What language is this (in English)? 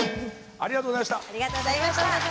Japanese